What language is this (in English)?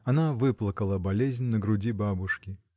Russian